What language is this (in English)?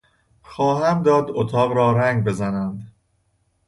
Persian